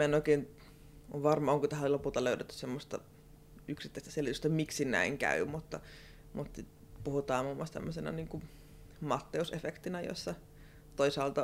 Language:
Finnish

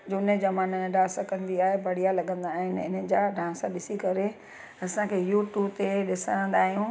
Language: Sindhi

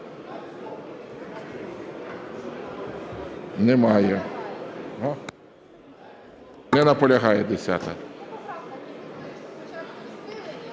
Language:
Ukrainian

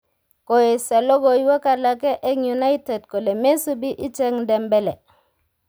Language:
Kalenjin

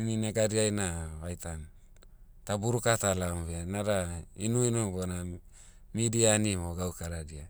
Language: Motu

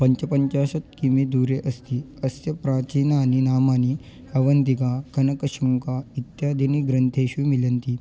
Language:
Sanskrit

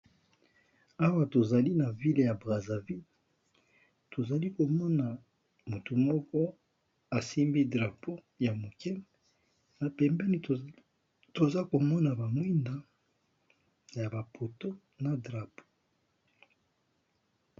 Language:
Lingala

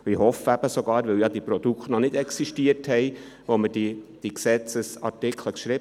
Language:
Swiss German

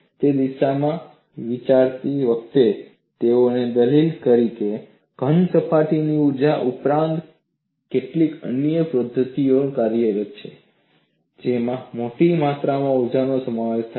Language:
Gujarati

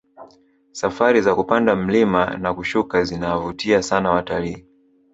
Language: Swahili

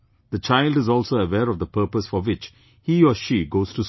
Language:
English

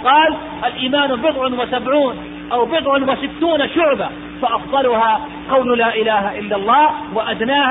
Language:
Arabic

